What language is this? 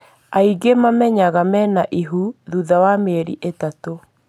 Kikuyu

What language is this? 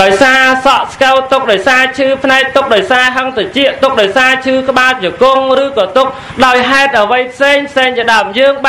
Vietnamese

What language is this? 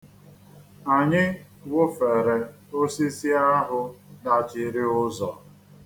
Igbo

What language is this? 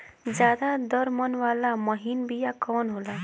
Bhojpuri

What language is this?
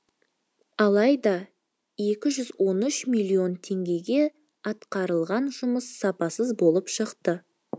Kazakh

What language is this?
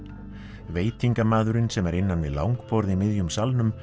Icelandic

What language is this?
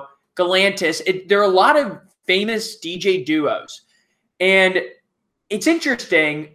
English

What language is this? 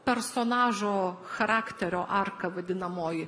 Lithuanian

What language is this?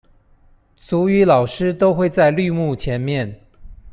Chinese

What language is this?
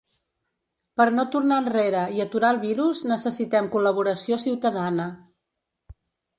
Catalan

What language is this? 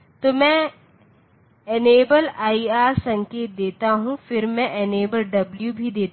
Hindi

